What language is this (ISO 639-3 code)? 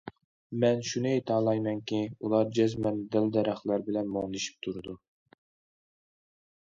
uig